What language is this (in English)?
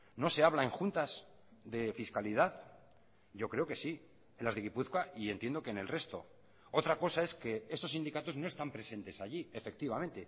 Spanish